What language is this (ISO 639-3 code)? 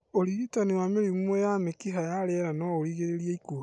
kik